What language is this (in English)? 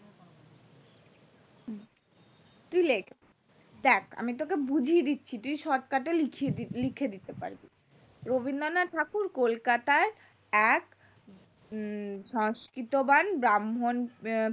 Bangla